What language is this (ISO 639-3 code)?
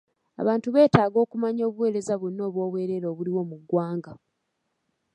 lug